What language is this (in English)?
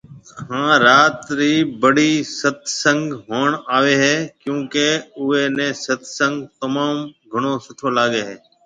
Marwari (Pakistan)